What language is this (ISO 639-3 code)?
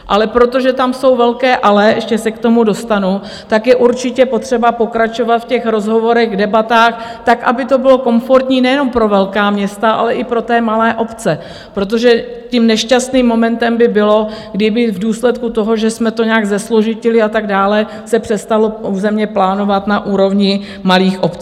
ces